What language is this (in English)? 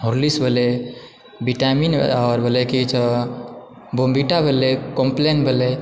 Maithili